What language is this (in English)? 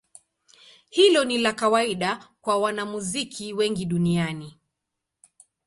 Swahili